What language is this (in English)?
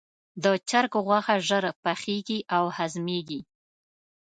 Pashto